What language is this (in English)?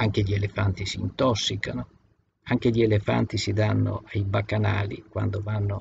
Italian